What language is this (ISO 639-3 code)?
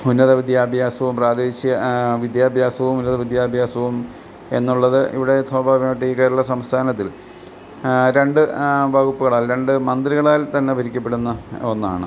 mal